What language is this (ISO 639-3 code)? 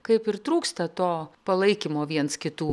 lit